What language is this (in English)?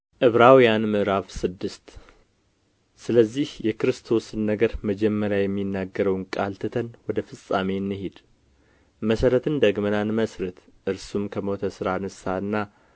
Amharic